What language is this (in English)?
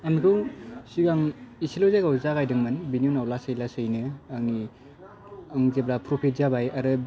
Bodo